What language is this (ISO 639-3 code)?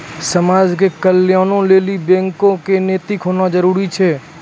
mai